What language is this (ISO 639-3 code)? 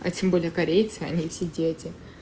rus